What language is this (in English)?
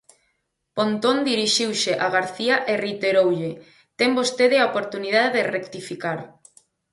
Galician